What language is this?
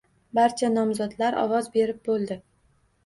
Uzbek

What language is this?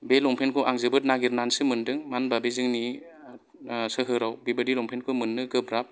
Bodo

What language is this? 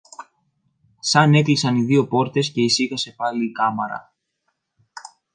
Greek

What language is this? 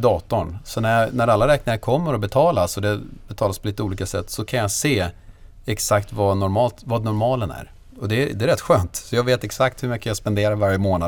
Swedish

